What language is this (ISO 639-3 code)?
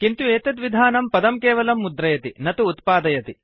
san